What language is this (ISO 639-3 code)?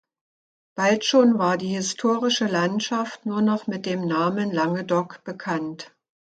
deu